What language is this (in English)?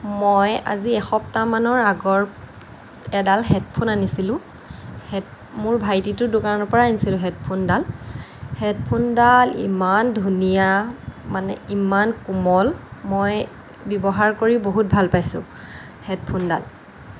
Assamese